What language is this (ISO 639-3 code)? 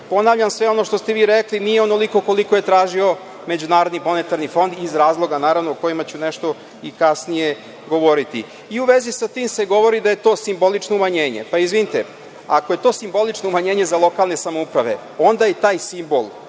srp